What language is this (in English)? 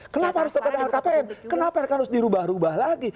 Indonesian